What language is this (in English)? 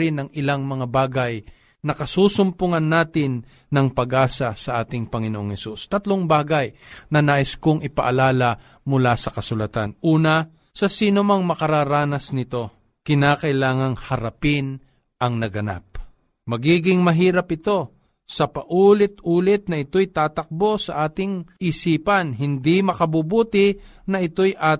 Filipino